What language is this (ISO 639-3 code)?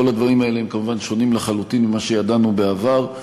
heb